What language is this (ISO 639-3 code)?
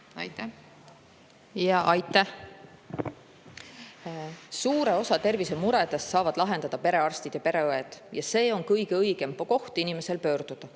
est